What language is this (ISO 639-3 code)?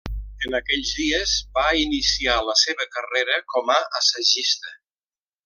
cat